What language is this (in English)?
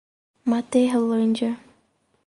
Portuguese